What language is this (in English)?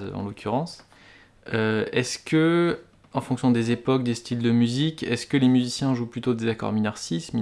French